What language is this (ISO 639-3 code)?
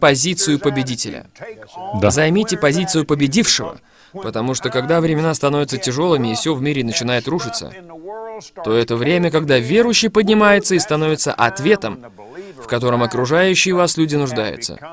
rus